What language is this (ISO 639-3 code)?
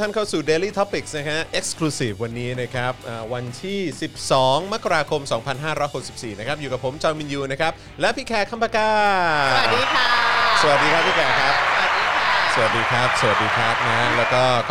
tha